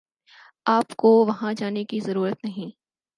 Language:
Urdu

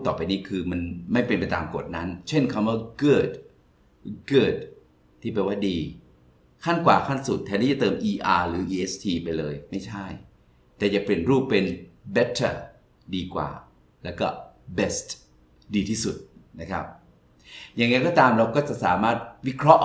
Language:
Thai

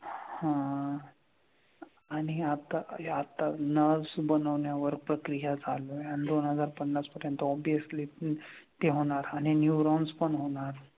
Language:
Marathi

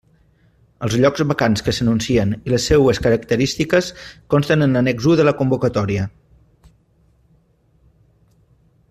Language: Catalan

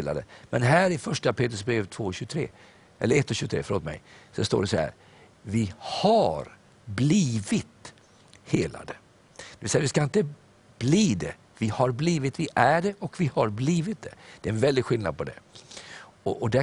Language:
Swedish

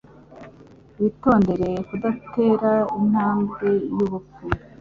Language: Kinyarwanda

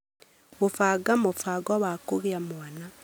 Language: Kikuyu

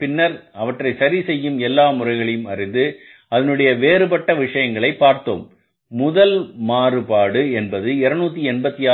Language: Tamil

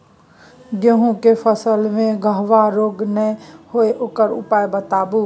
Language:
Maithili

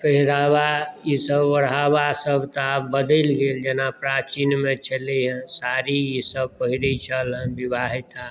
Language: Maithili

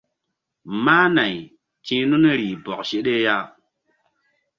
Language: Mbum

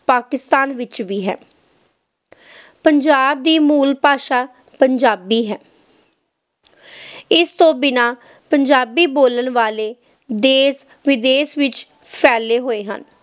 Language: Punjabi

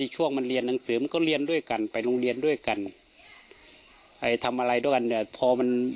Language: Thai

